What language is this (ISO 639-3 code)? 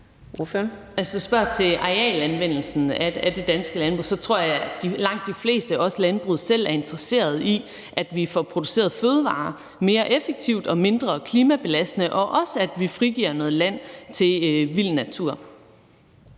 dan